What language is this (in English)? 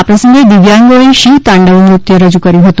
Gujarati